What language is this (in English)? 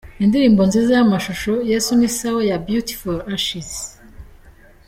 Kinyarwanda